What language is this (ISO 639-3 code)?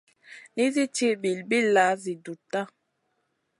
mcn